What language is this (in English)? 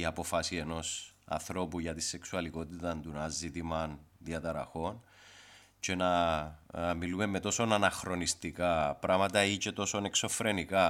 Greek